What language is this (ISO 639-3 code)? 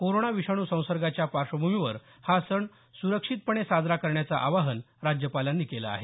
mar